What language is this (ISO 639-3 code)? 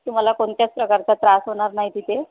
mar